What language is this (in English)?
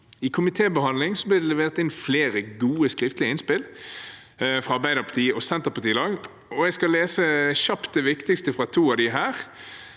Norwegian